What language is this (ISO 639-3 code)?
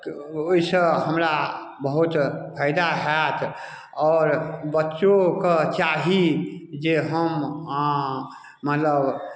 mai